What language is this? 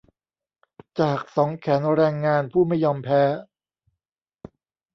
Thai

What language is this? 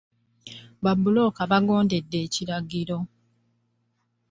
Ganda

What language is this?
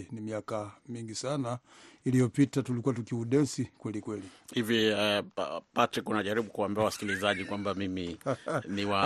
Swahili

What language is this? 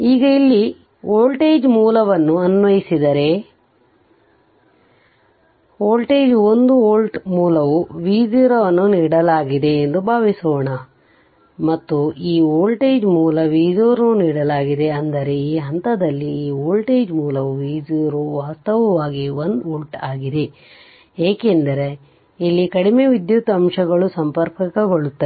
Kannada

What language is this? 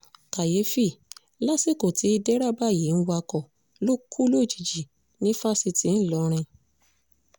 Yoruba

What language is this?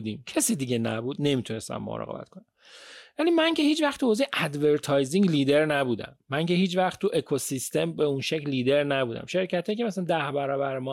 Persian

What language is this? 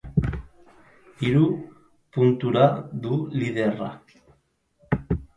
Basque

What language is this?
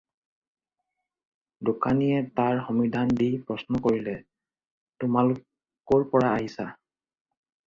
Assamese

